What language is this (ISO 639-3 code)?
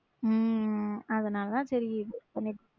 tam